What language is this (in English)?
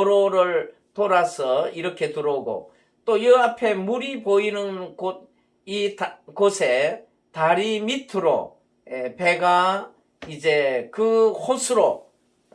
Korean